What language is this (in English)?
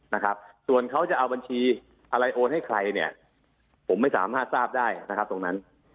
Thai